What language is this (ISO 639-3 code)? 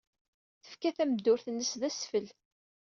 kab